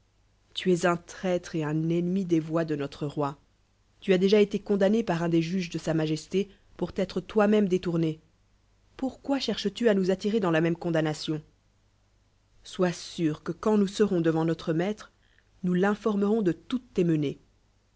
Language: French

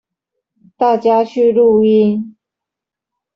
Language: Chinese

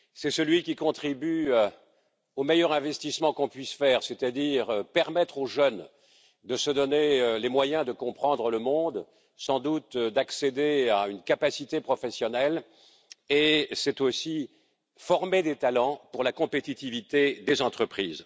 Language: French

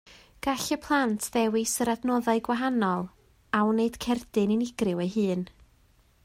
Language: Welsh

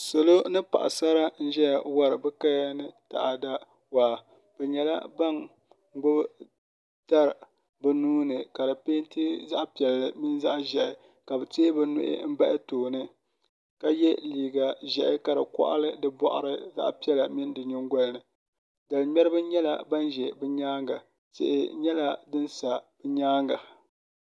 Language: Dagbani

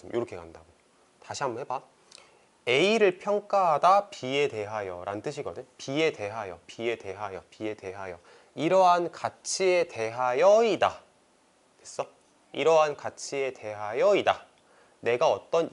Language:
Korean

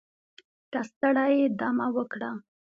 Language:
Pashto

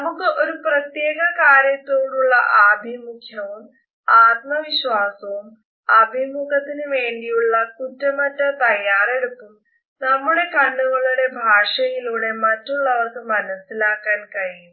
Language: Malayalam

